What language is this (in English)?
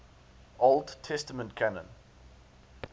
English